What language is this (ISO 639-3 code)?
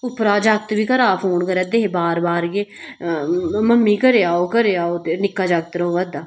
doi